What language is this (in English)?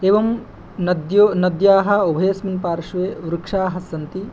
Sanskrit